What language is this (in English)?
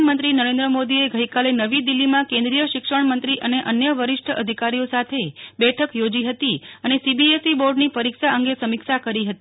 Gujarati